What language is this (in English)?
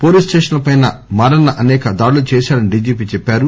Telugu